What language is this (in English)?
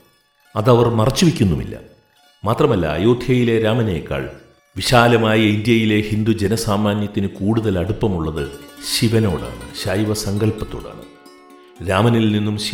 Malayalam